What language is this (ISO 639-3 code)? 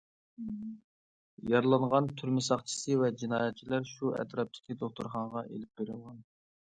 uig